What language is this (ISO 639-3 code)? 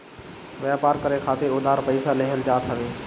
bho